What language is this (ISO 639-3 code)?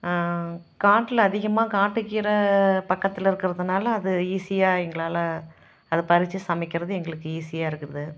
tam